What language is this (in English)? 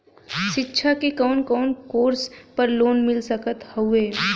Bhojpuri